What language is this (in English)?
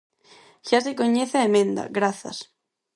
Galician